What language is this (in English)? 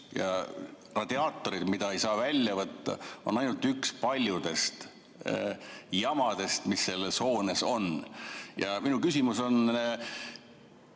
Estonian